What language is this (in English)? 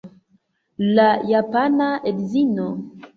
Esperanto